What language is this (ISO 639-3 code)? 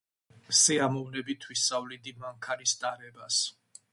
kat